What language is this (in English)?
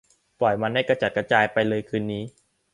Thai